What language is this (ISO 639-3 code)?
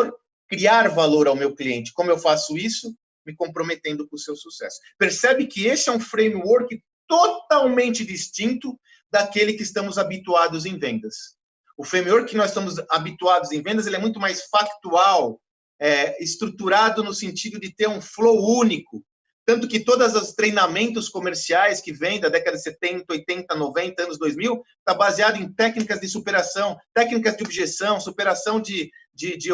por